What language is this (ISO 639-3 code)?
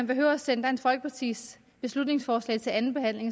dan